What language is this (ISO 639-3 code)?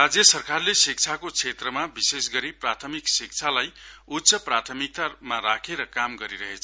nep